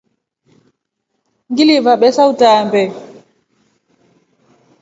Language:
Rombo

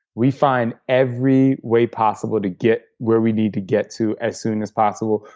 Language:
English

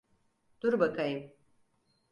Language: Turkish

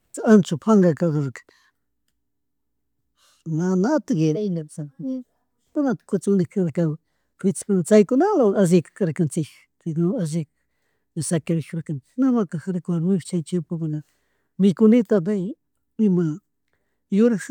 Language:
Chimborazo Highland Quichua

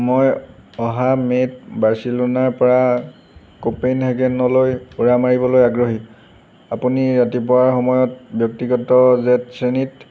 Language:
Assamese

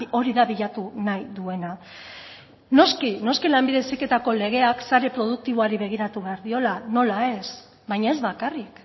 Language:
Basque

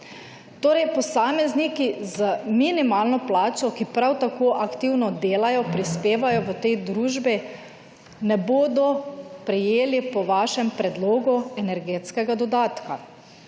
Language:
Slovenian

